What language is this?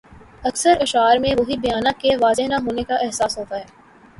Urdu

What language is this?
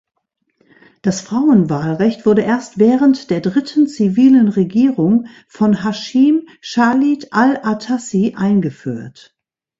German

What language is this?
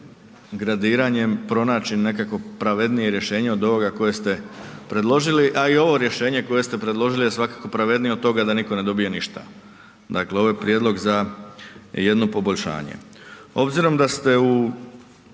Croatian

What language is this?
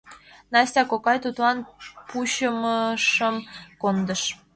Mari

